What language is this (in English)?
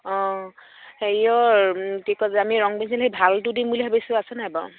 Assamese